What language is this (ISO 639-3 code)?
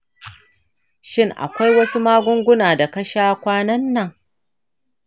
hau